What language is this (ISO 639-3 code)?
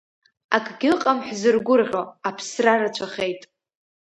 abk